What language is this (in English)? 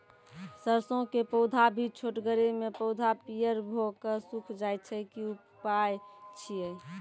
Maithili